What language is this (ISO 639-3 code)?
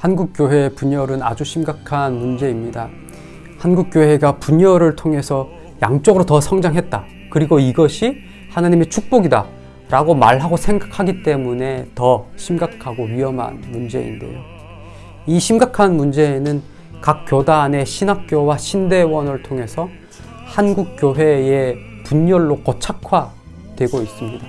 kor